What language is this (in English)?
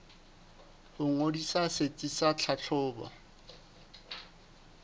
Southern Sotho